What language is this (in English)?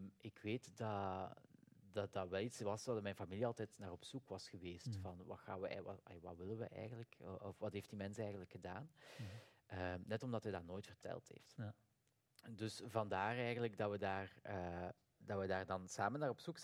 Dutch